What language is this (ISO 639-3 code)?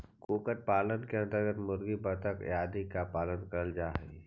mag